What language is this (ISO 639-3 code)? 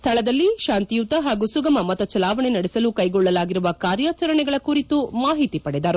kan